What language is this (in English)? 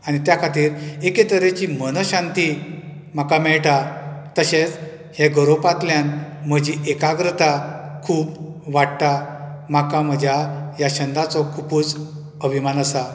Konkani